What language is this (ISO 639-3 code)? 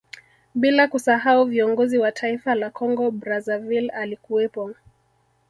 swa